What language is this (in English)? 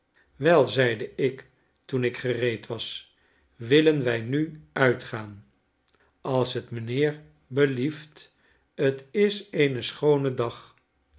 Dutch